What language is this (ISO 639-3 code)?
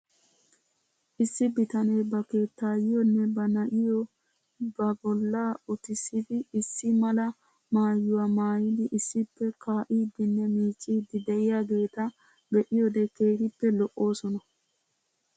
wal